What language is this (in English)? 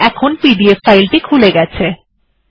Bangla